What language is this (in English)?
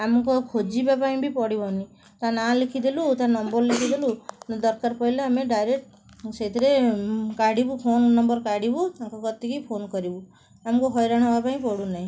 Odia